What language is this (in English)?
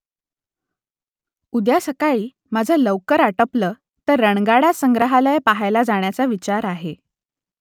Marathi